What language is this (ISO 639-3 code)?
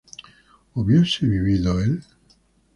spa